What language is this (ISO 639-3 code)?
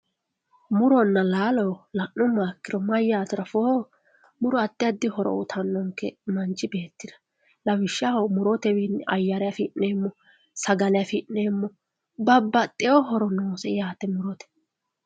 sid